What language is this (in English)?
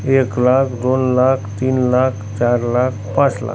Marathi